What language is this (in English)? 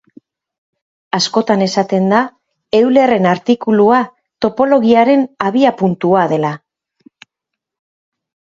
Basque